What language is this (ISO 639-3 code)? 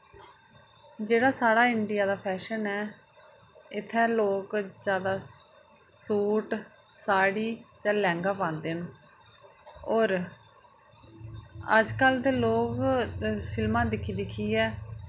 doi